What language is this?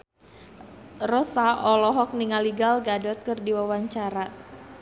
Sundanese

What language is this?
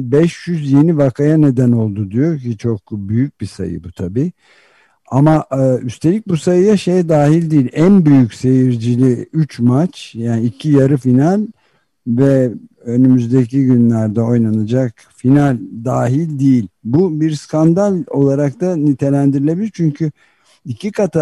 Turkish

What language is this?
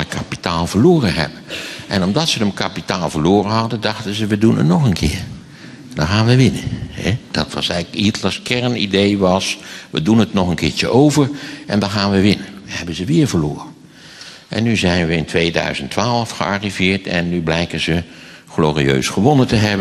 Dutch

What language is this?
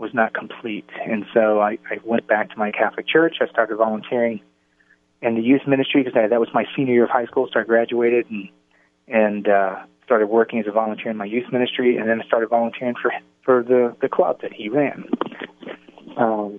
English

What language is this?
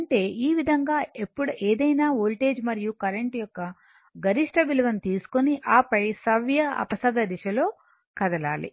Telugu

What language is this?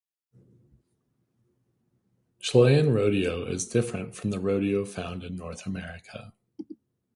English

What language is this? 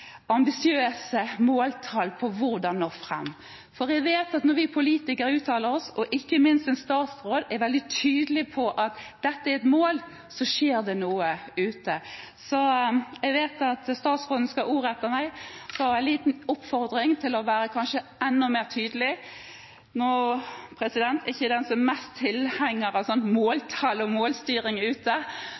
Norwegian Bokmål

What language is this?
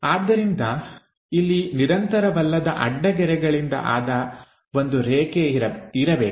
Kannada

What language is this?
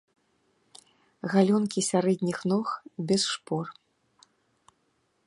Belarusian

